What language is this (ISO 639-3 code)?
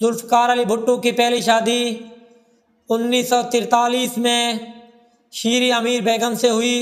hin